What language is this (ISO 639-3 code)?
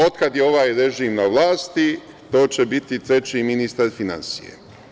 srp